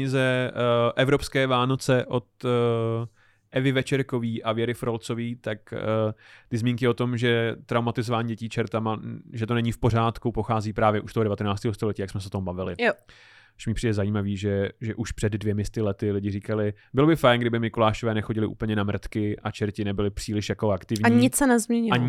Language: Czech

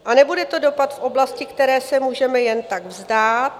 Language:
Czech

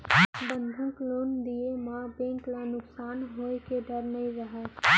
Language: Chhattisgarhi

